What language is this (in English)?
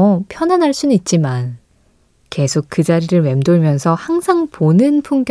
Korean